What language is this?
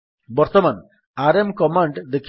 Odia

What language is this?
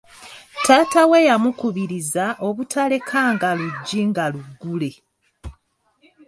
Ganda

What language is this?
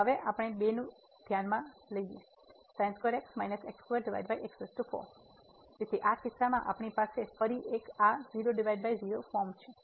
Gujarati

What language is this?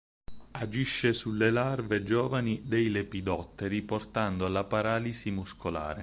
Italian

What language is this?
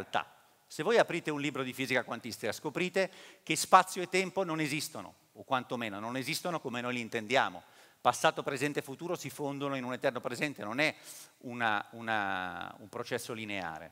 Italian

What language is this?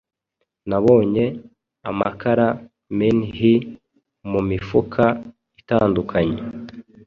Kinyarwanda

